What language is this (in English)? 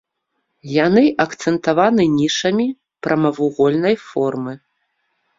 Belarusian